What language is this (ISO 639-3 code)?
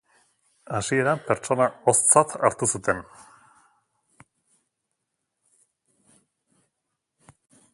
eus